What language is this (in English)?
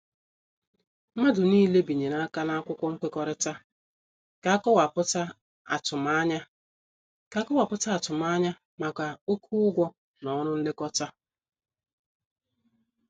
Igbo